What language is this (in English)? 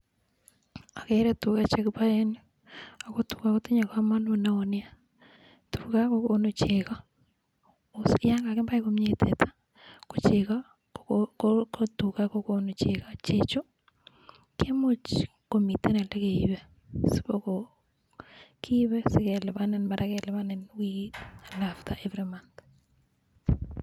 Kalenjin